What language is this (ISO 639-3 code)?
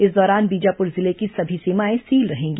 hin